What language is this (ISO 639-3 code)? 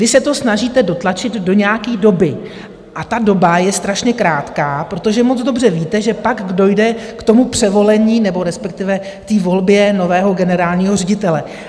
ces